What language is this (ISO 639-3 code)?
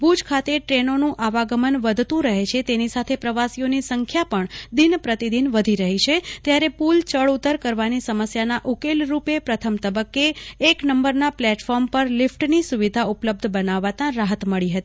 guj